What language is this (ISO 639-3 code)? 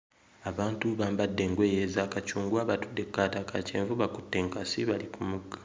lug